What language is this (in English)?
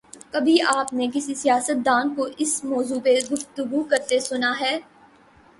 Urdu